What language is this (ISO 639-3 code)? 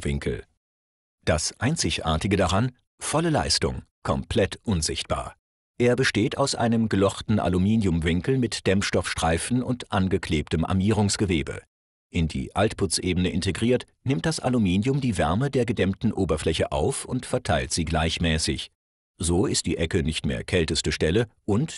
deu